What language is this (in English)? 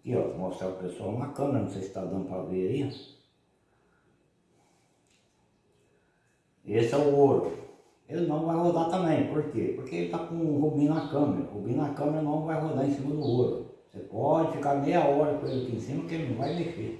Portuguese